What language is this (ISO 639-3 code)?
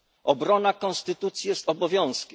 pol